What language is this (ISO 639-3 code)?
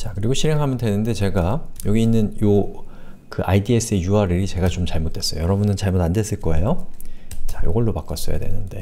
kor